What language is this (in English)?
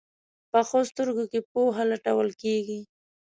Pashto